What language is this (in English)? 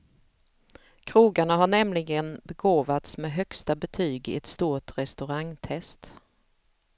Swedish